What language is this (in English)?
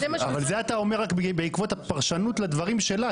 Hebrew